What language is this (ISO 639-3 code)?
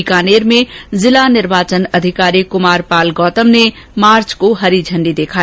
hin